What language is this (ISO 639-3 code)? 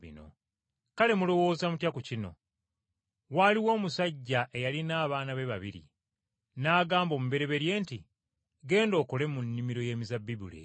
lug